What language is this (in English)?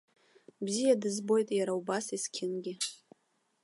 Abkhazian